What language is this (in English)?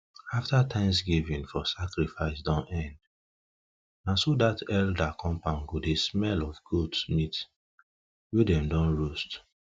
Nigerian Pidgin